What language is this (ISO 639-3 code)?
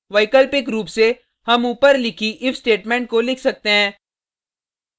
hin